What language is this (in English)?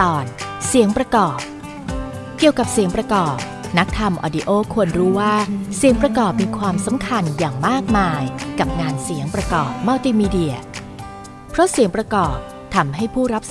Thai